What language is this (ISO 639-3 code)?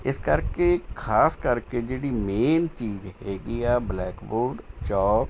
pan